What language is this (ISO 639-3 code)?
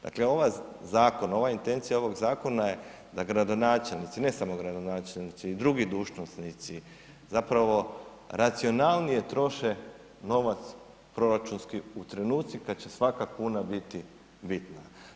hrv